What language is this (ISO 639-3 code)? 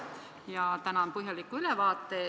est